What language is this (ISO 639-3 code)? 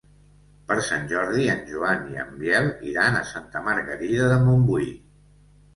cat